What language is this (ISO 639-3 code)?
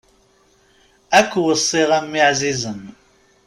kab